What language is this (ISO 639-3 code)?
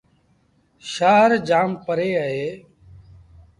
sbn